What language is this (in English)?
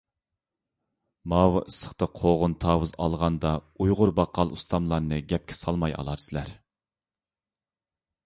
Uyghur